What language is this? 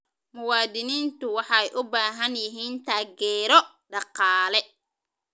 Somali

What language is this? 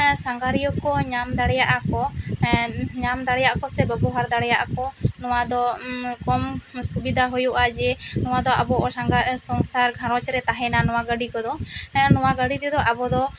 Santali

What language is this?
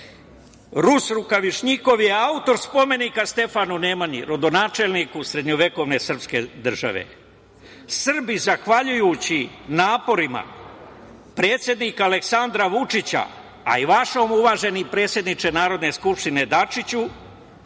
Serbian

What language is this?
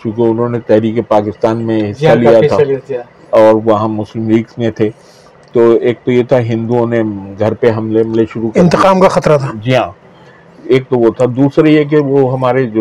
Urdu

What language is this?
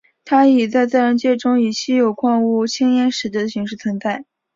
Chinese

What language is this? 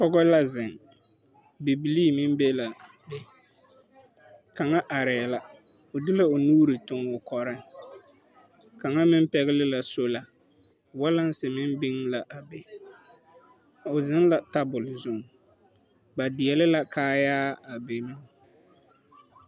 Southern Dagaare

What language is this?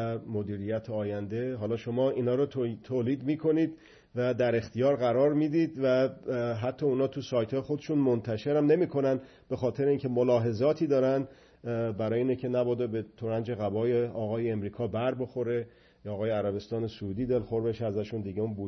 Persian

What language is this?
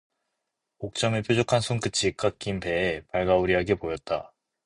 Korean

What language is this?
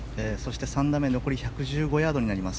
Japanese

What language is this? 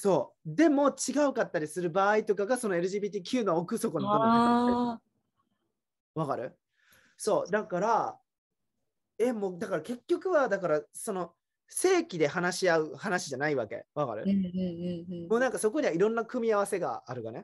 Japanese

